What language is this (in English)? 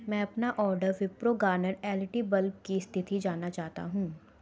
Hindi